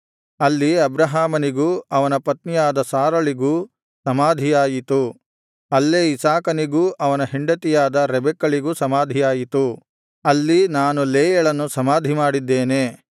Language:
Kannada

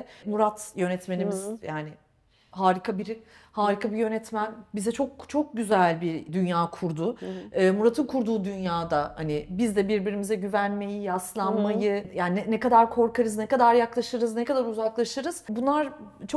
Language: Turkish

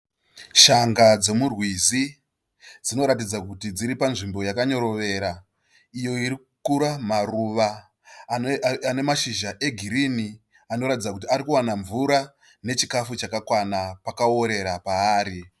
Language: Shona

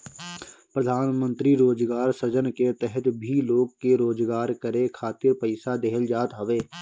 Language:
Bhojpuri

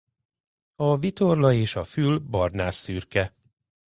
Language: Hungarian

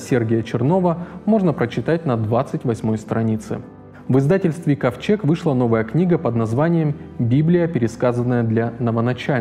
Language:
Russian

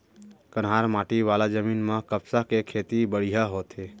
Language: Chhattisgarhi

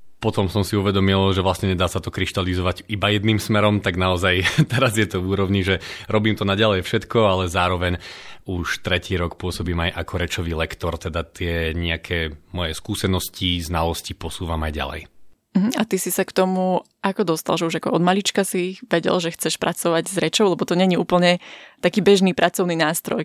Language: Slovak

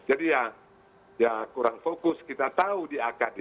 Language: Indonesian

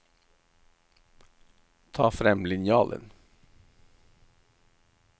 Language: Norwegian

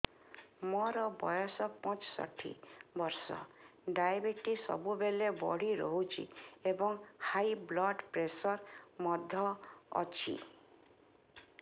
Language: Odia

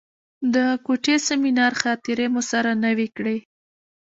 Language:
Pashto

